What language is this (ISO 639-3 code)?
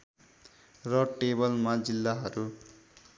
nep